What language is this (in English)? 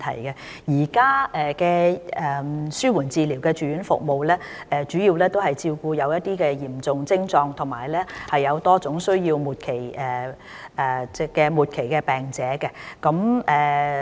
Cantonese